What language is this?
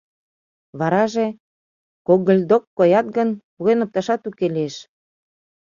Mari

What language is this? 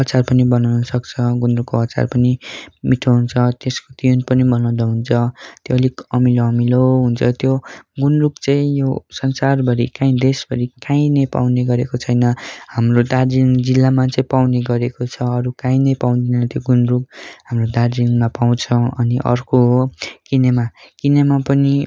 Nepali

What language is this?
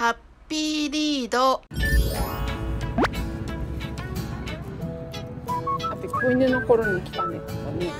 Japanese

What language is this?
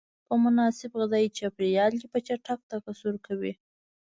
Pashto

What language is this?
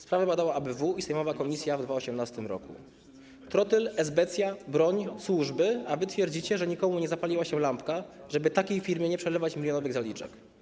Polish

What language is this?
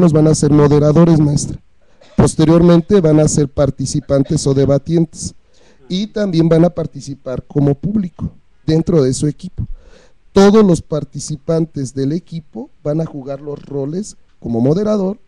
Spanish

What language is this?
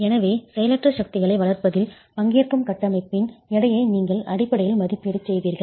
Tamil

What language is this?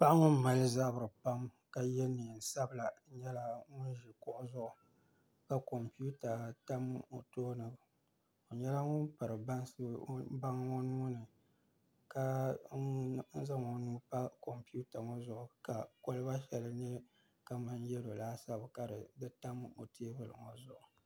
Dagbani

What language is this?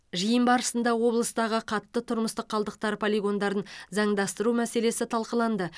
Kazakh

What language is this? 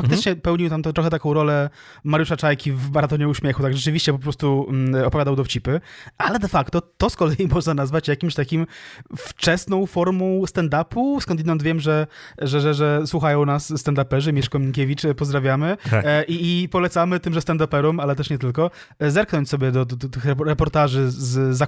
Polish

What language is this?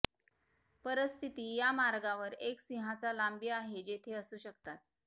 Marathi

